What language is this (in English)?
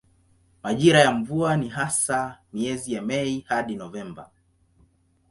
Swahili